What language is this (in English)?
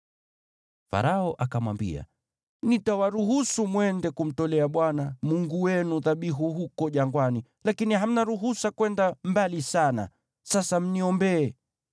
Swahili